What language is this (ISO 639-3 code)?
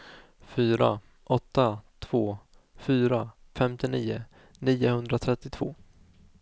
swe